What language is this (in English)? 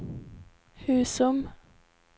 Swedish